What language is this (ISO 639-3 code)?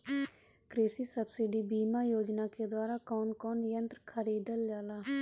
bho